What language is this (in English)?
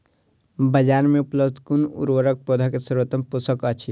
Maithili